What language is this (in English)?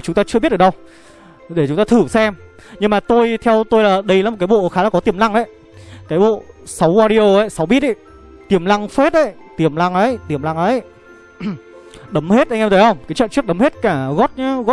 Vietnamese